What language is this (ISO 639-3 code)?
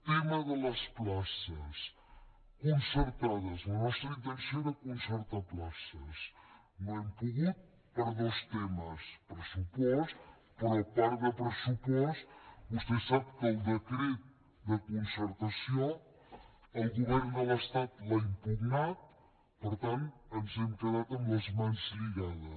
cat